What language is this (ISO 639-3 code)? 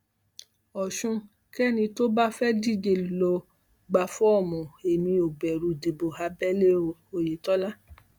yor